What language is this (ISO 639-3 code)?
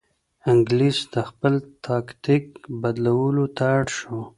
pus